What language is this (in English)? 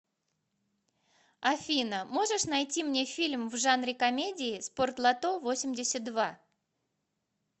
Russian